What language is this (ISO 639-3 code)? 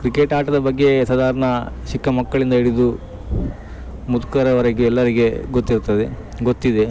kan